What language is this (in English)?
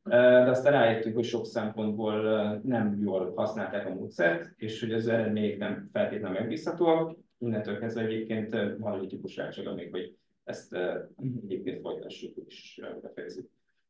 Hungarian